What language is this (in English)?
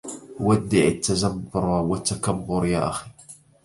Arabic